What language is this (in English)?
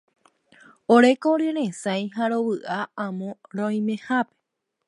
Guarani